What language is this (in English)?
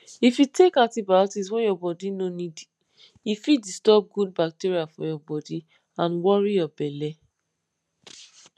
Nigerian Pidgin